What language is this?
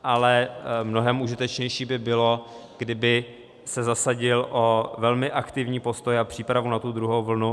Czech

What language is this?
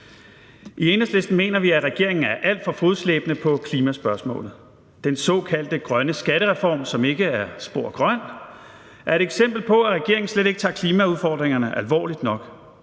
Danish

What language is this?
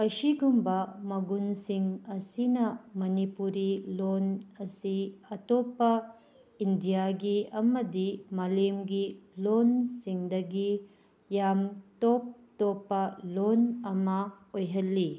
Manipuri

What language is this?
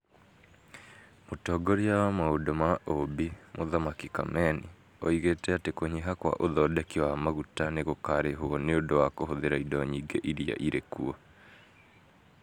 Kikuyu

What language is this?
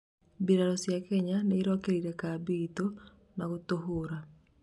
Kikuyu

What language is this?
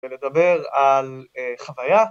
Hebrew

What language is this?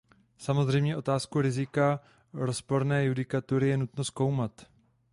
Czech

